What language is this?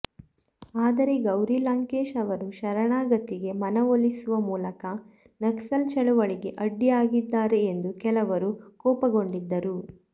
Kannada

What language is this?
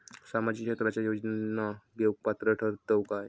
Marathi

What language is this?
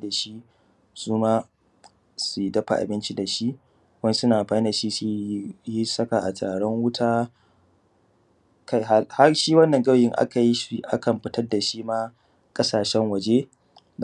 Hausa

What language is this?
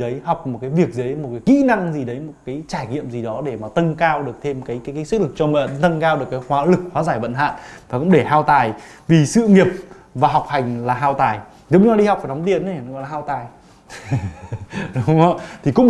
Vietnamese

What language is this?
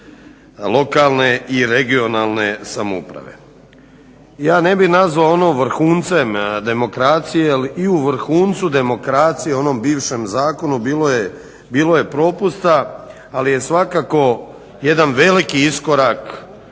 Croatian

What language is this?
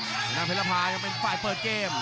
Thai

